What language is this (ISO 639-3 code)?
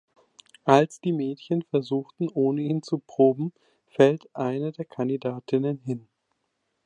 deu